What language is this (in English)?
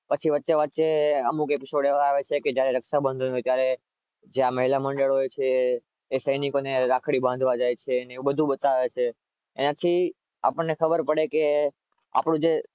Gujarati